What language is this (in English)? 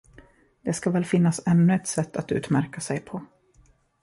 Swedish